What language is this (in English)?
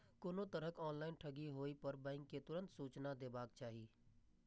Maithili